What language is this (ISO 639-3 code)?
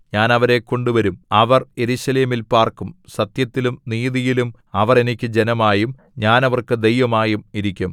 mal